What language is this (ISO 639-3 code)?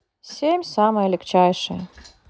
rus